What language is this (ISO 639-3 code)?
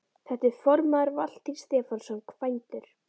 isl